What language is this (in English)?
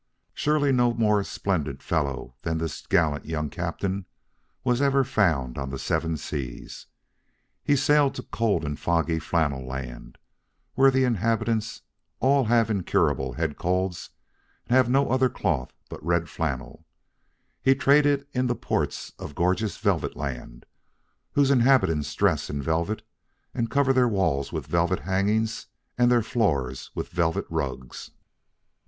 English